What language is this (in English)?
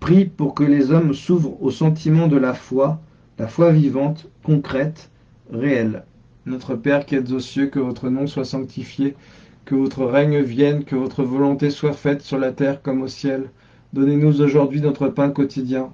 French